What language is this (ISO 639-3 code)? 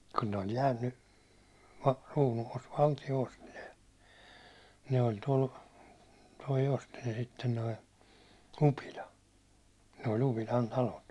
fin